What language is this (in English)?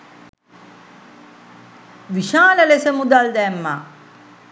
Sinhala